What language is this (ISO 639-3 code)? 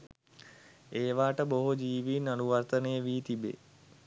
sin